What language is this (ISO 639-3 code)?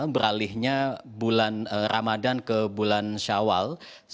ind